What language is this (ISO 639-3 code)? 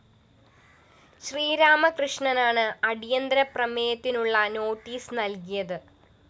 mal